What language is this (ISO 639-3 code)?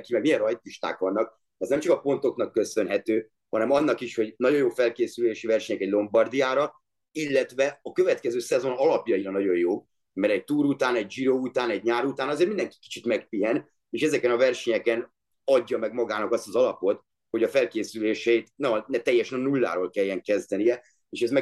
hun